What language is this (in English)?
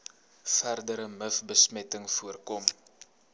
Afrikaans